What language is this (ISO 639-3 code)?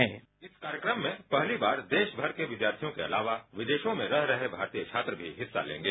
hin